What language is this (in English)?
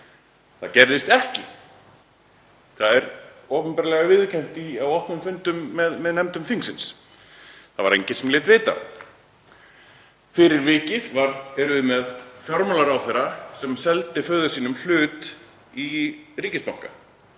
Icelandic